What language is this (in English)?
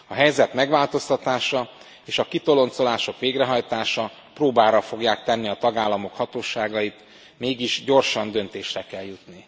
Hungarian